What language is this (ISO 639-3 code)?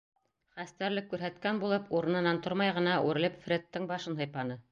bak